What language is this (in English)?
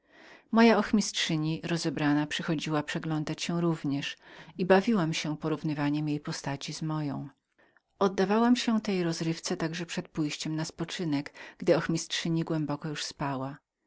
Polish